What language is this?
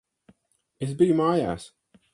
Latvian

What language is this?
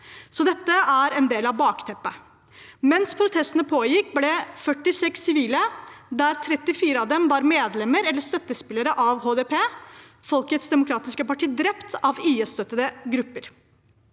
Norwegian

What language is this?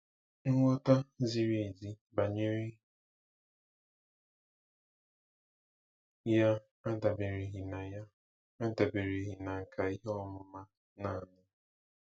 Igbo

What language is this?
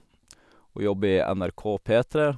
Norwegian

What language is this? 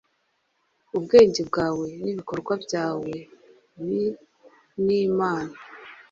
Kinyarwanda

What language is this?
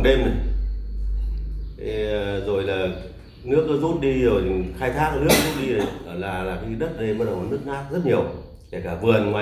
Vietnamese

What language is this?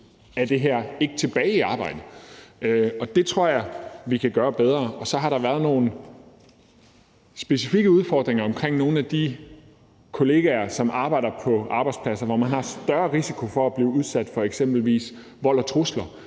Danish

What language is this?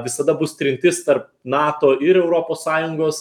Lithuanian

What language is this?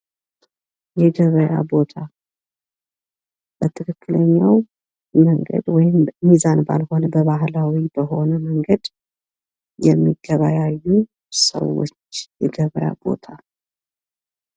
Amharic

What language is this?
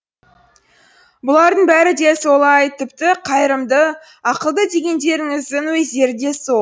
Kazakh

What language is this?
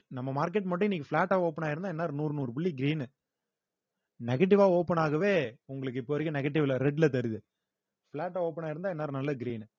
Tamil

